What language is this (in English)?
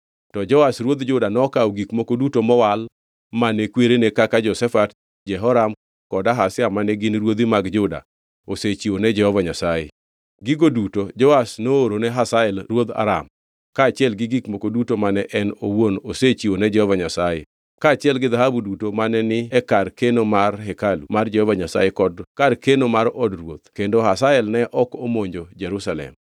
Luo (Kenya and Tanzania)